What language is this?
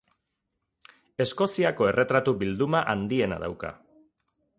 Basque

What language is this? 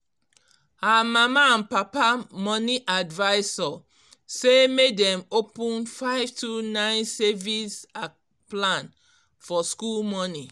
Nigerian Pidgin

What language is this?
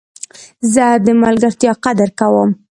Pashto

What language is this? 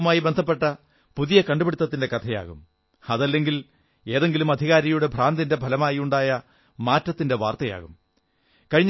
Malayalam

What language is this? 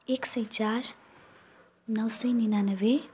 Nepali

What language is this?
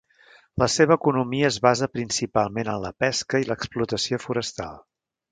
Catalan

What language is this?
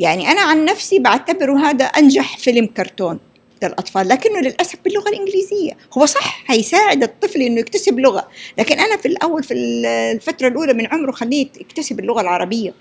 Arabic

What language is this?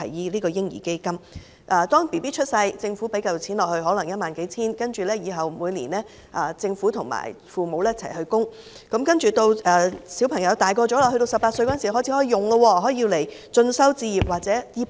Cantonese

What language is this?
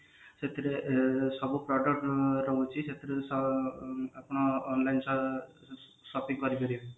Odia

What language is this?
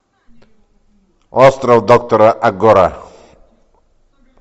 Russian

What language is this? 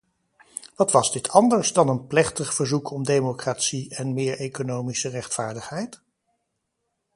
Dutch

